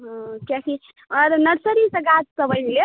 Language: Maithili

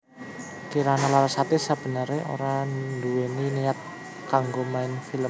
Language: Javanese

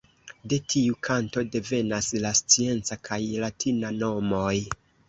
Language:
Esperanto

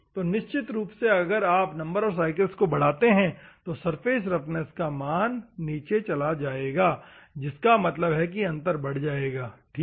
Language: Hindi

